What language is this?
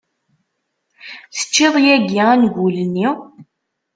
Kabyle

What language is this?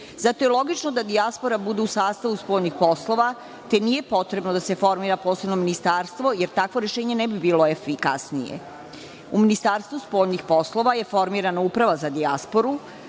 Serbian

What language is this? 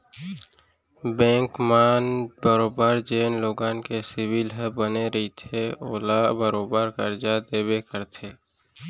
Chhattisgarhi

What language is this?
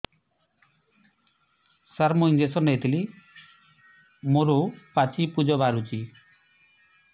Odia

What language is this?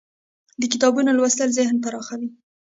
Pashto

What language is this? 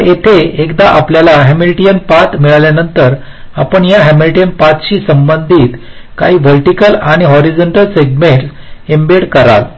Marathi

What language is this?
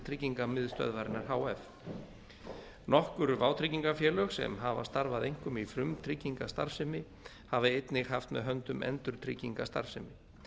Icelandic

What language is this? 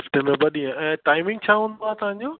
Sindhi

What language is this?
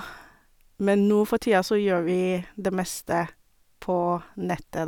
Norwegian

